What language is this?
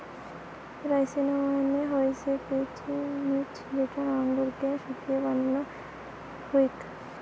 Bangla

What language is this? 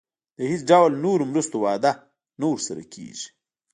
Pashto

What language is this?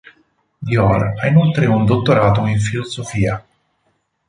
Italian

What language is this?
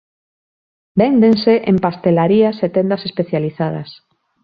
Galician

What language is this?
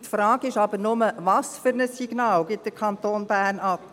Swiss German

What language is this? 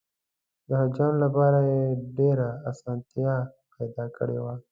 Pashto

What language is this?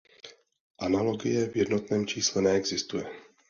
Czech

